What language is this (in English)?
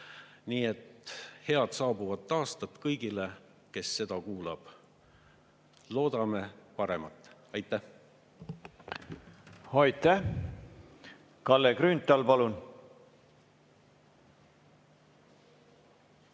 Estonian